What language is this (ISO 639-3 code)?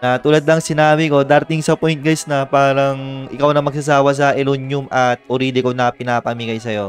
fil